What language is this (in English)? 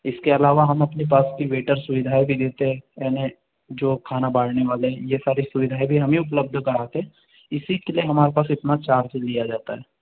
Hindi